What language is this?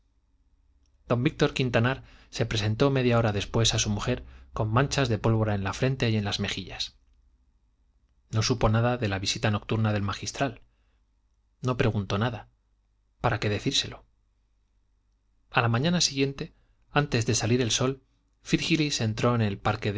Spanish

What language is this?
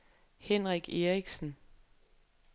Danish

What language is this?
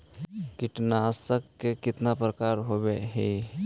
Magahi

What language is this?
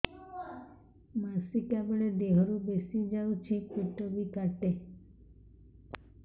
Odia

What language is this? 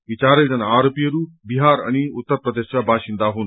Nepali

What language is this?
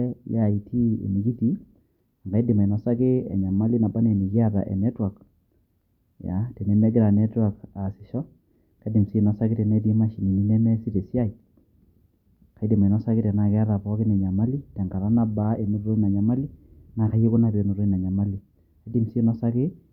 Masai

